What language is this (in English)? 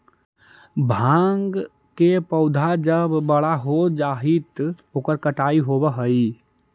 Magahi